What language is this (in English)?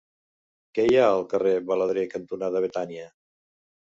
Catalan